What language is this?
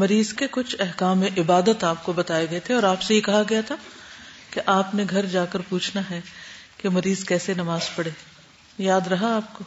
Urdu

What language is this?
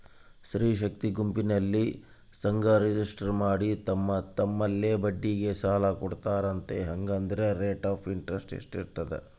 Kannada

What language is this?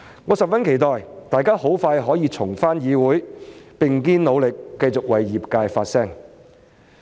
Cantonese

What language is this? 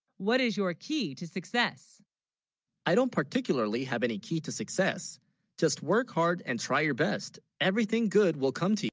English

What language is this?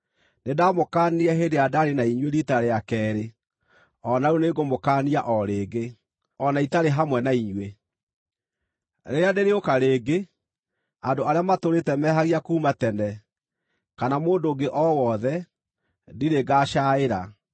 Kikuyu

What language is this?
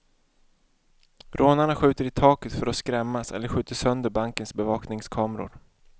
Swedish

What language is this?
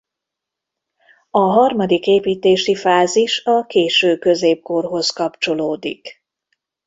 Hungarian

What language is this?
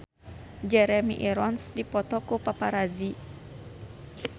Sundanese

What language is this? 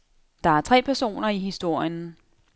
Danish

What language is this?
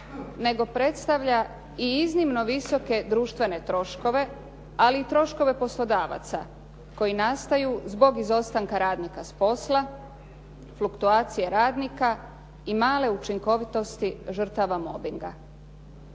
Croatian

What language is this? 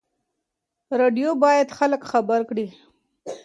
Pashto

